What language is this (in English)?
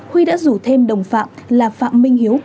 Vietnamese